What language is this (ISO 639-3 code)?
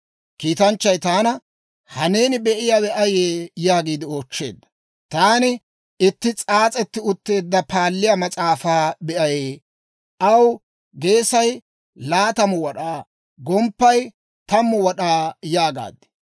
dwr